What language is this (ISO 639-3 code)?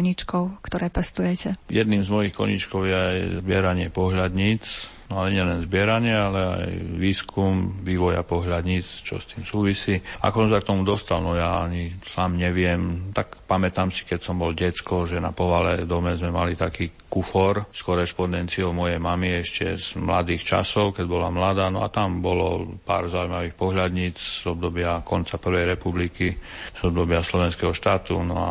slk